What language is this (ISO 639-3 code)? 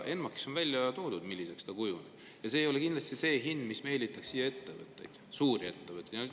est